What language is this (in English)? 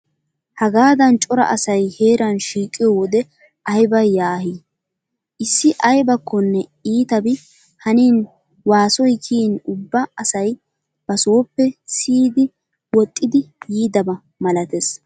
Wolaytta